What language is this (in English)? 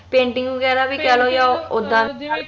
Punjabi